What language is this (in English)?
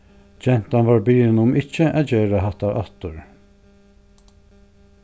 Faroese